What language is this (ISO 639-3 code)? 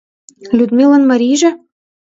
chm